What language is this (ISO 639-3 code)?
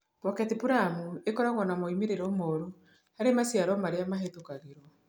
kik